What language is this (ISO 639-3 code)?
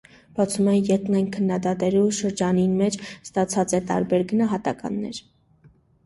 hye